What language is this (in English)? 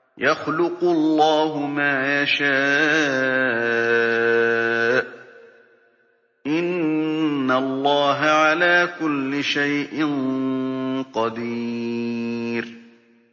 Arabic